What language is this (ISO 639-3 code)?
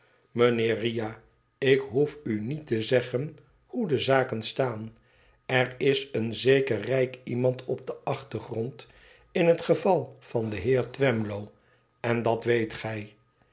nld